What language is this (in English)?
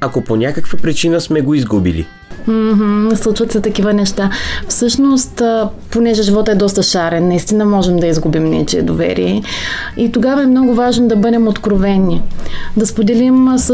Bulgarian